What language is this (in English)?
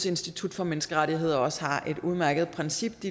Danish